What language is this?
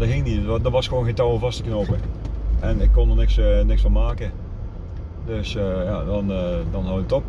Dutch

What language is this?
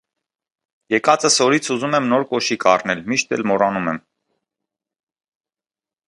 Armenian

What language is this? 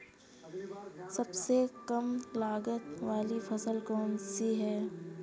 Hindi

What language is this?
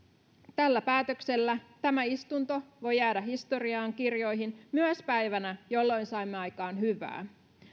Finnish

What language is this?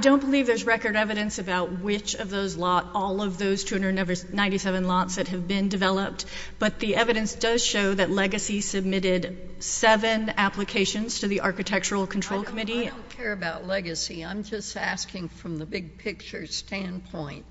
English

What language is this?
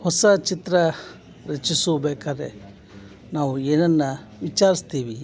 Kannada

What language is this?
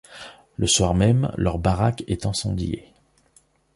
French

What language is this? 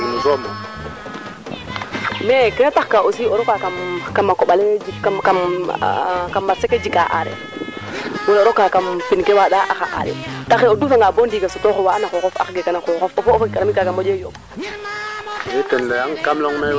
Serer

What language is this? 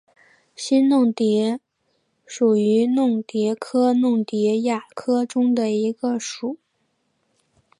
Chinese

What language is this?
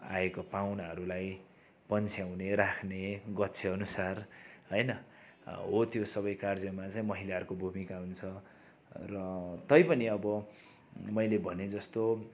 Nepali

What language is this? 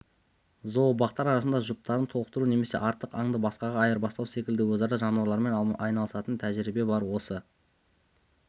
Kazakh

